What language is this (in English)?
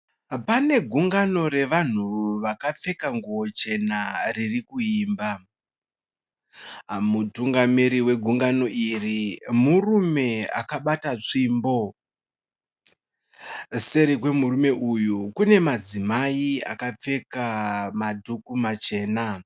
Shona